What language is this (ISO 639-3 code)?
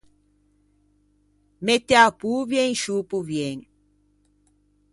lij